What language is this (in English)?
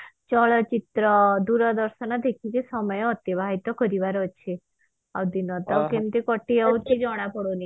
Odia